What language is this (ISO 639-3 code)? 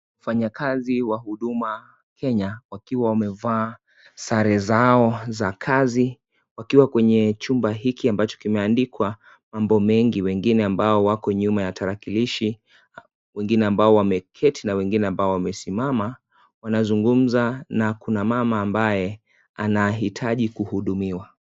swa